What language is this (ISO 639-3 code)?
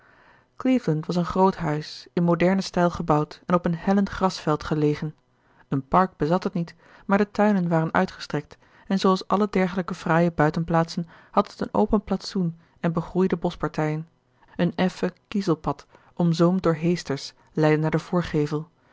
nld